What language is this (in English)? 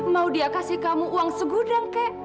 Indonesian